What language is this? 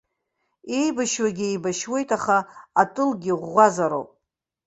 Abkhazian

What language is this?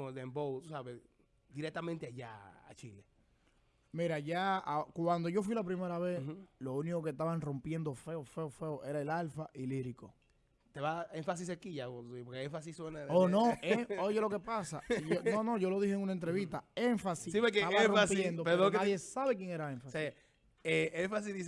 Spanish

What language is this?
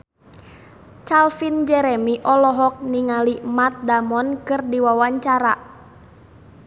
Sundanese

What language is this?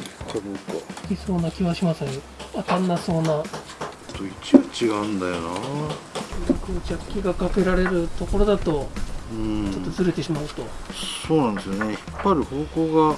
Japanese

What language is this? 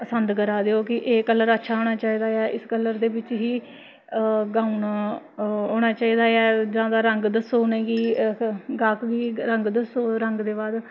Dogri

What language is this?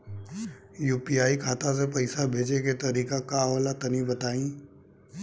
Bhojpuri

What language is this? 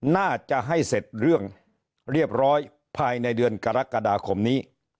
Thai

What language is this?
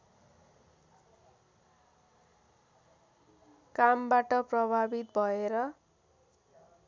Nepali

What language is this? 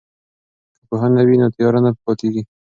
Pashto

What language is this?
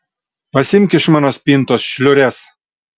Lithuanian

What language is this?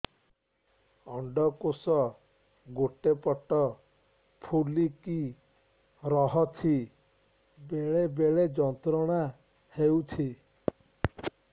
Odia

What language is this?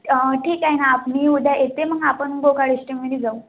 Marathi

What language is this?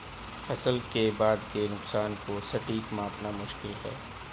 Hindi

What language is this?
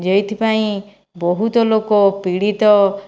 Odia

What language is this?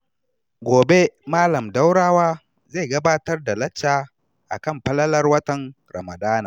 Hausa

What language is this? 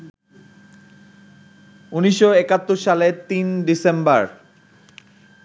Bangla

